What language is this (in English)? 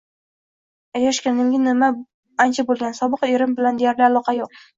Uzbek